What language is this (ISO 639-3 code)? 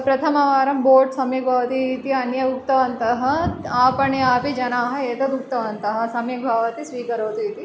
san